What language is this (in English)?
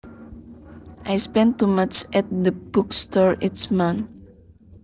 Javanese